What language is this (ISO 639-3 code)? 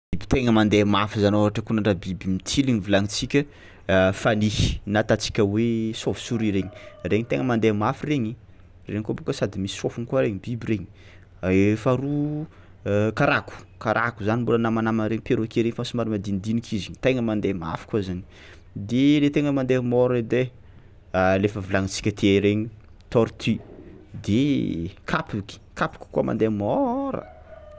xmw